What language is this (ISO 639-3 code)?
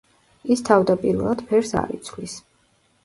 kat